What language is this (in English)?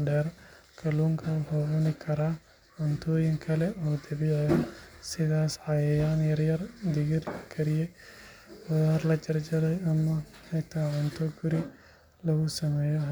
Somali